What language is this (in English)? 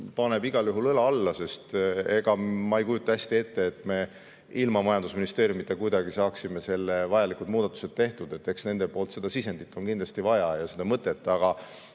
Estonian